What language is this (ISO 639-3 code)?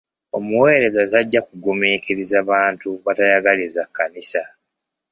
lug